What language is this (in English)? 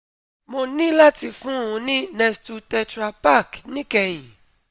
Yoruba